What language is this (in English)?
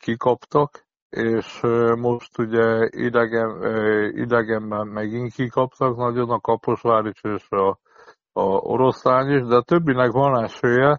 Hungarian